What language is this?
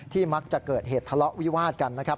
Thai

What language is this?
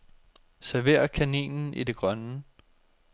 Danish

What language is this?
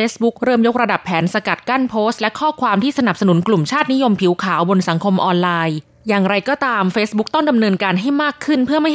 Thai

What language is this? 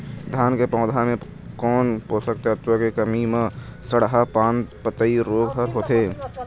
Chhattisgarhi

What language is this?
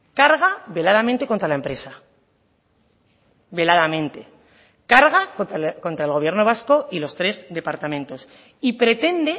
Spanish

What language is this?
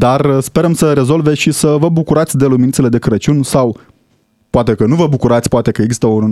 Romanian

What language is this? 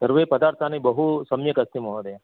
Sanskrit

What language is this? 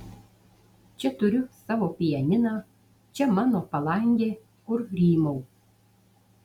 Lithuanian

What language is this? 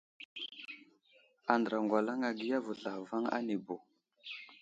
Wuzlam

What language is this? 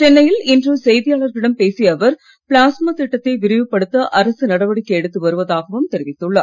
Tamil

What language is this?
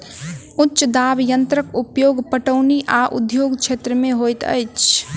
Maithili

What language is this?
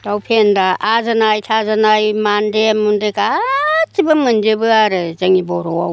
Bodo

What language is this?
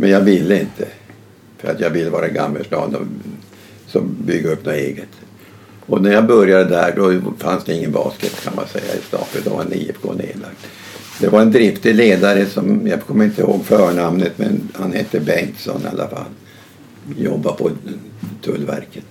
Swedish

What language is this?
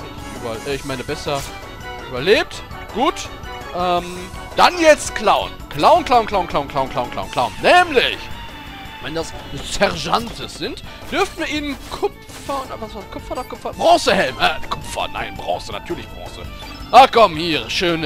German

